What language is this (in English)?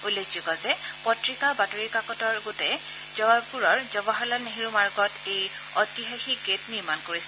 Assamese